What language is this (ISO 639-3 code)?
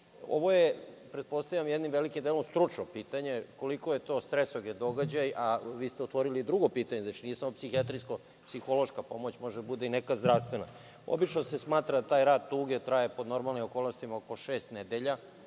srp